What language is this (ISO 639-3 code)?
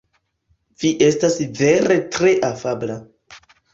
epo